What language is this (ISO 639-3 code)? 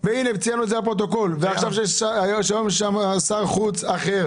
heb